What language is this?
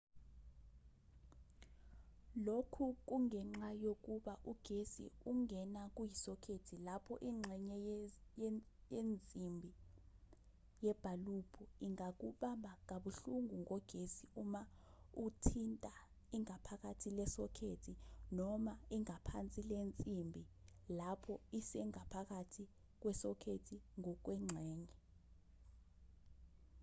Zulu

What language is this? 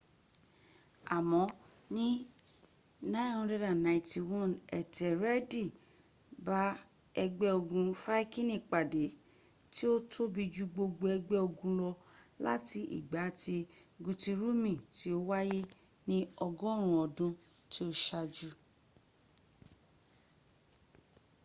Yoruba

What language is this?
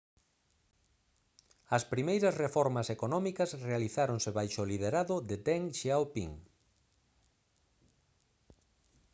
Galician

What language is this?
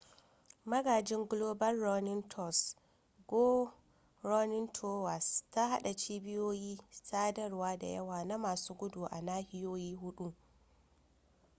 Hausa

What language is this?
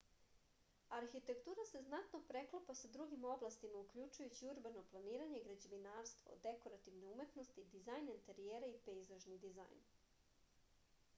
Serbian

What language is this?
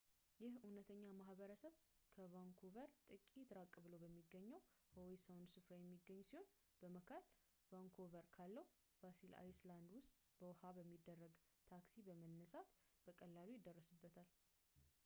Amharic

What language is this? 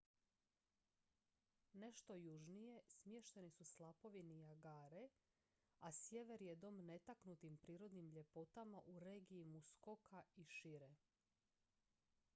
Croatian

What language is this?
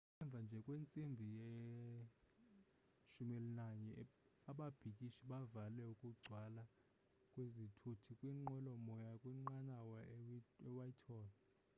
Xhosa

